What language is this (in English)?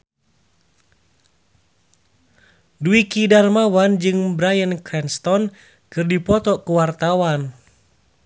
Sundanese